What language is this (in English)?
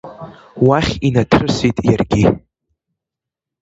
Abkhazian